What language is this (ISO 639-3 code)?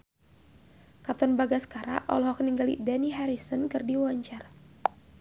sun